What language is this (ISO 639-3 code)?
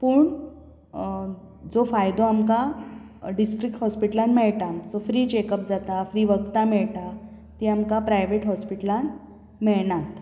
kok